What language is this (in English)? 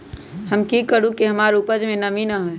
Magahi